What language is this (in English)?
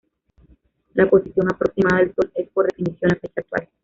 Spanish